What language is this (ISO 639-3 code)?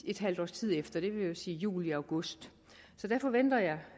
dan